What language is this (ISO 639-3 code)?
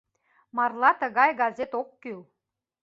chm